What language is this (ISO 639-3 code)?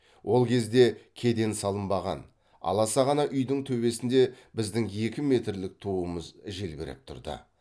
kaz